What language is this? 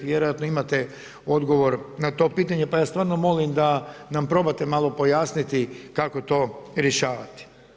Croatian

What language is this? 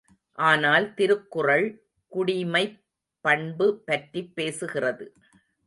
Tamil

